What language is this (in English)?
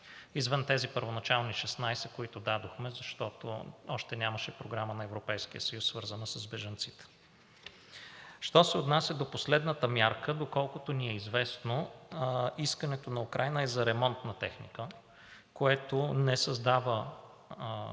Bulgarian